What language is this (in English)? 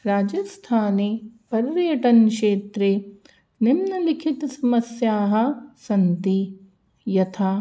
Sanskrit